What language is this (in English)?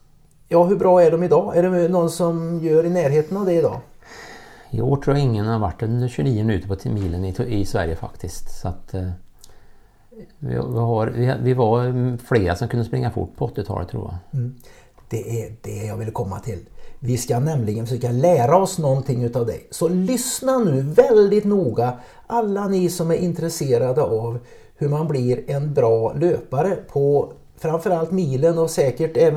Swedish